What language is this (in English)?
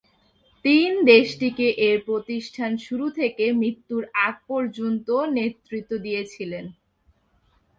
Bangla